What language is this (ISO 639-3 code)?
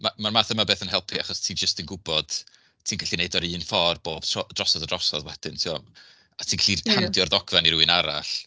cym